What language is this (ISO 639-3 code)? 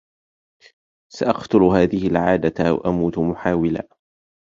ara